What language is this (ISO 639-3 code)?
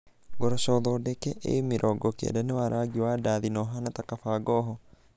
kik